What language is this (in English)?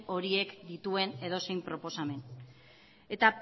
Basque